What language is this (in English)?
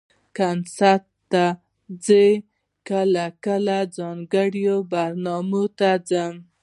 Pashto